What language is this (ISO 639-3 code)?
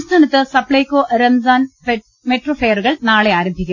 mal